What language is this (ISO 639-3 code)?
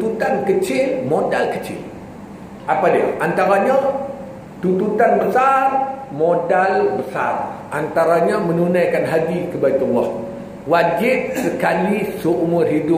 msa